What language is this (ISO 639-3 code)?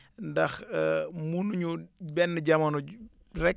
wol